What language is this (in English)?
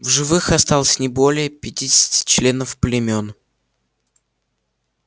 Russian